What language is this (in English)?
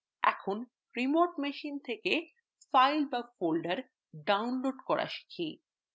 Bangla